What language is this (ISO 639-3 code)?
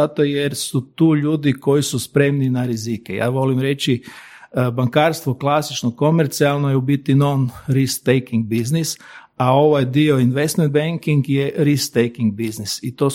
hrv